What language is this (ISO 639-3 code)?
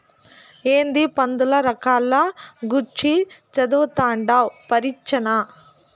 tel